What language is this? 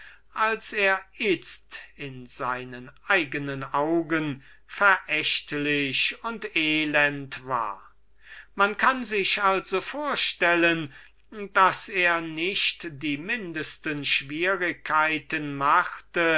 German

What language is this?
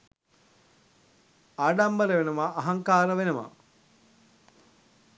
Sinhala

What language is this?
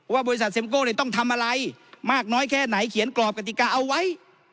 Thai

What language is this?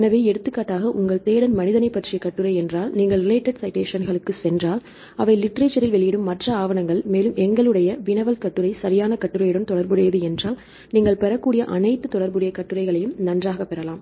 Tamil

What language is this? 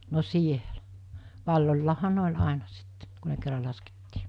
Finnish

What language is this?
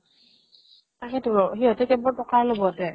Assamese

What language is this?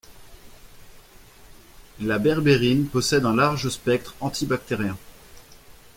French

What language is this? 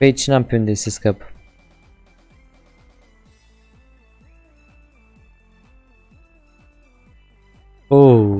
Romanian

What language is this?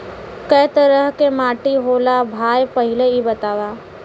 Bhojpuri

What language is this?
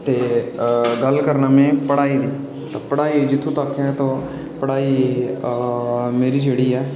Dogri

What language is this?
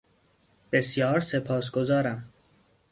Persian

